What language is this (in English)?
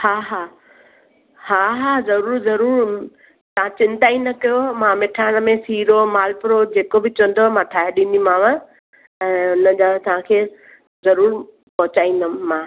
Sindhi